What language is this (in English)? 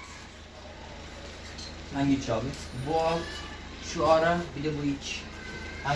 Turkish